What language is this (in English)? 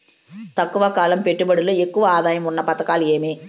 Telugu